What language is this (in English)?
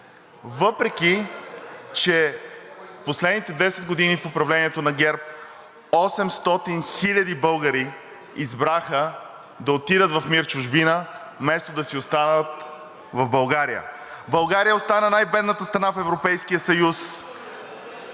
Bulgarian